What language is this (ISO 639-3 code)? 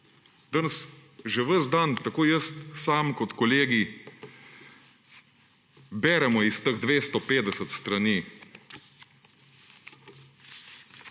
slv